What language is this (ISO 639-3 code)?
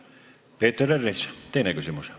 est